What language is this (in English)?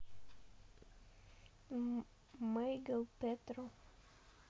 Russian